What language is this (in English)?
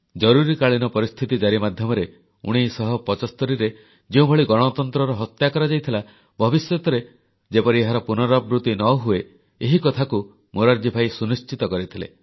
Odia